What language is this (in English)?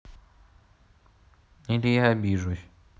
Russian